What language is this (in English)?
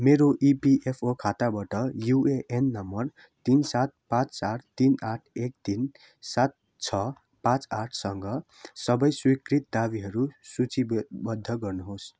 Nepali